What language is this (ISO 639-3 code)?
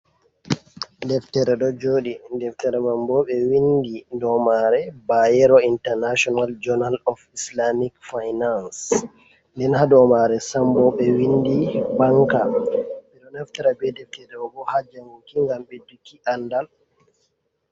ful